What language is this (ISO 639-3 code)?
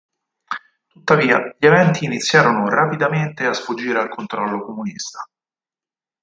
ita